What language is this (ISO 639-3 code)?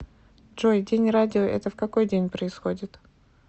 rus